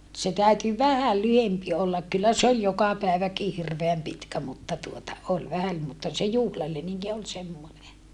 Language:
Finnish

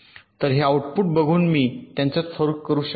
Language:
Marathi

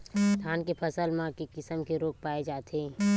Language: Chhattisgarhi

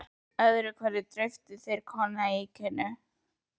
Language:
Icelandic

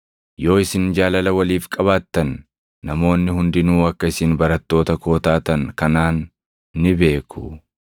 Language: Oromo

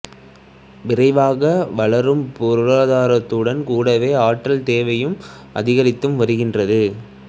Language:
Tamil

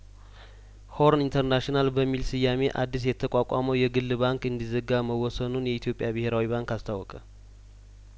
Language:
Amharic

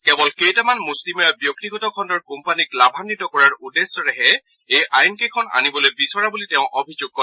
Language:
Assamese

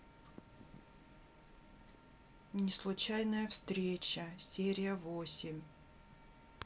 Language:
Russian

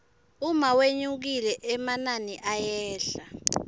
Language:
Swati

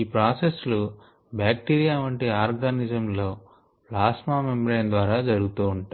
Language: Telugu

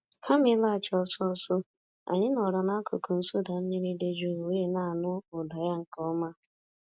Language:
Igbo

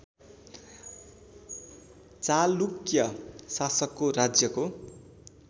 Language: Nepali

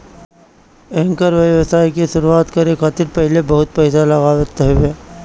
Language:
Bhojpuri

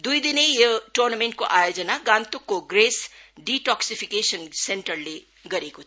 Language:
Nepali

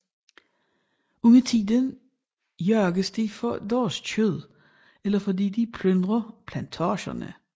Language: Danish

